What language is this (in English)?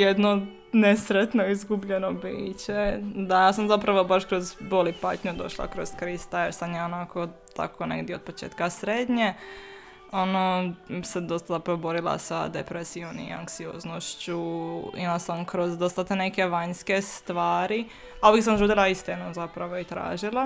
Croatian